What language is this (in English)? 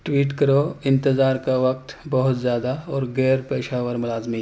Urdu